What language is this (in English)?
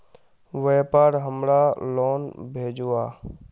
Magahi